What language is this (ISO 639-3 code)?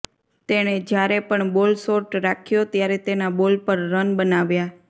guj